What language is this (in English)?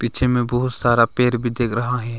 Hindi